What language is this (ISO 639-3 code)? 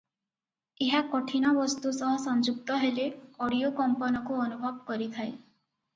ori